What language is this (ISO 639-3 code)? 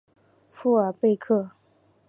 zho